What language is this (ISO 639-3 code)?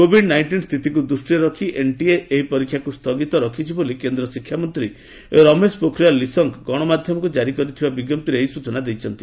ori